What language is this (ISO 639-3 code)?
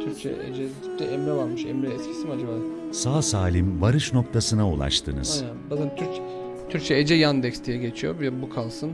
tur